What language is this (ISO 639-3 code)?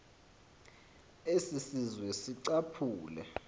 xho